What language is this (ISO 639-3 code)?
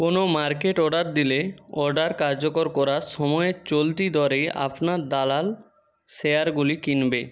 ben